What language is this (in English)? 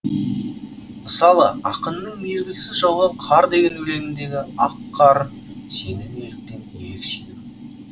Kazakh